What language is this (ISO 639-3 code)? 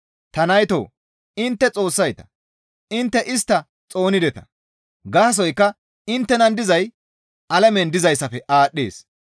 gmv